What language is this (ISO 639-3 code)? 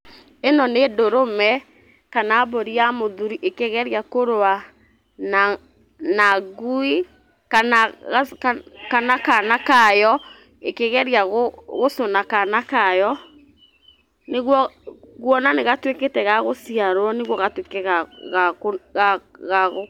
kik